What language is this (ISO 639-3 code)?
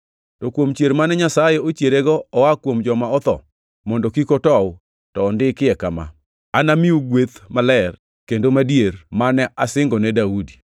luo